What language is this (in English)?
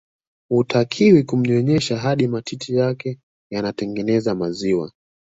Swahili